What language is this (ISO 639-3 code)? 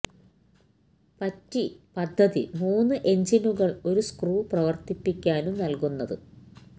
mal